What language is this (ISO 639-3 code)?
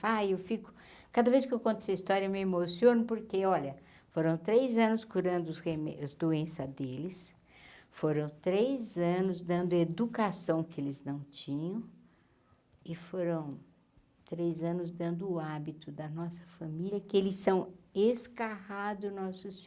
por